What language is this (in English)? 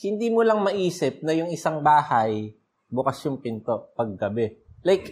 Filipino